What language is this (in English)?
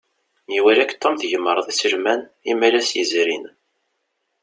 Kabyle